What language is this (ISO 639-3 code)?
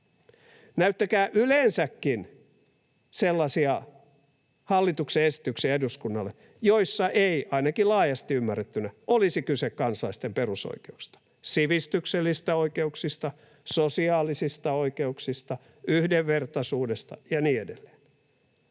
fin